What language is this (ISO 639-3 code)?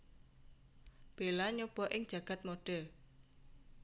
jav